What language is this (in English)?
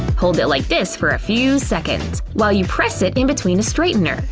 English